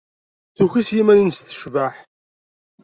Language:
Kabyle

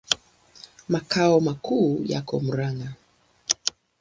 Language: Swahili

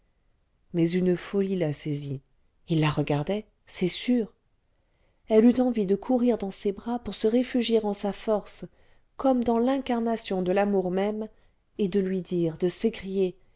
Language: French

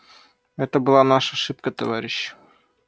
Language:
Russian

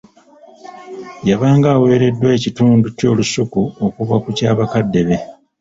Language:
Ganda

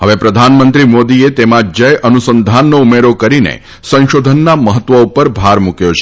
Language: Gujarati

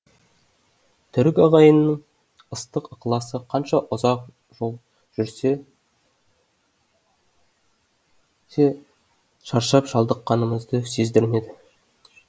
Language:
Kazakh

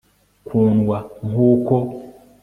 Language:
Kinyarwanda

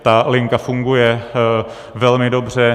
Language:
Czech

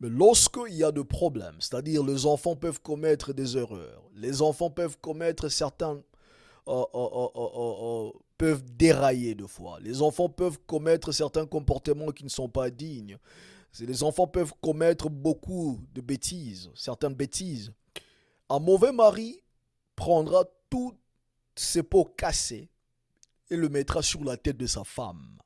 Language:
French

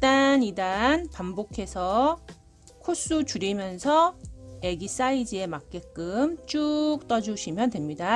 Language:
Korean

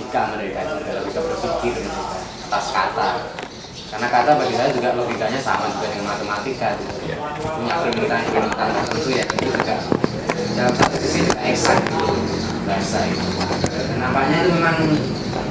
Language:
Indonesian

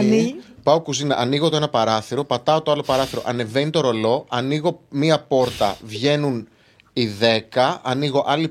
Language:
Greek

